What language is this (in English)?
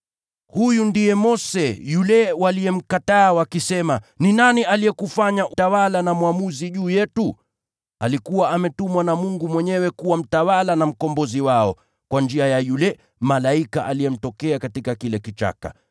Swahili